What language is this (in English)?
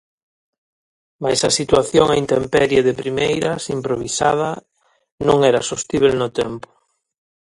Galician